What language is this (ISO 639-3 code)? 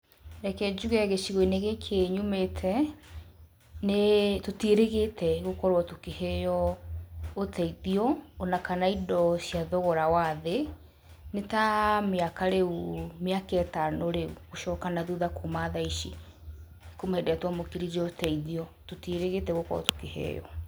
kik